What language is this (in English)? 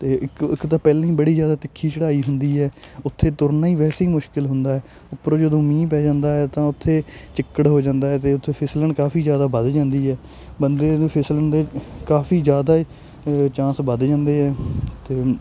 Punjabi